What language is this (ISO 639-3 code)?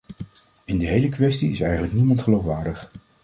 nld